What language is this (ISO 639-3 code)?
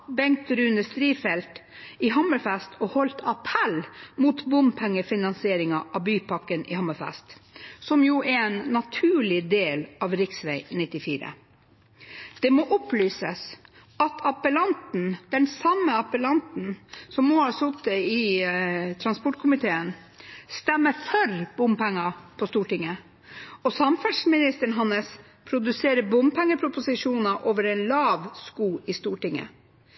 nno